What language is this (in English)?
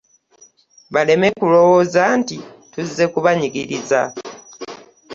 Ganda